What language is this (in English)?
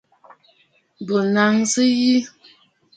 Bafut